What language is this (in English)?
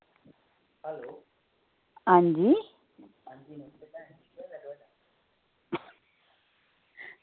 Dogri